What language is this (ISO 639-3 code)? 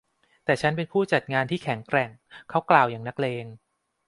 tha